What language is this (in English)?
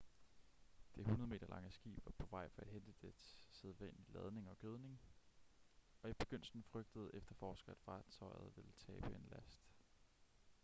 Danish